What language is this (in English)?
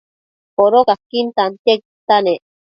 Matsés